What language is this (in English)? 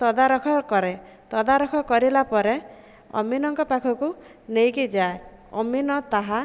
Odia